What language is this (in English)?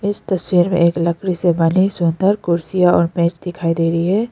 Hindi